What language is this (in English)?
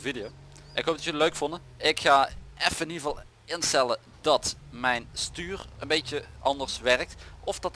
Dutch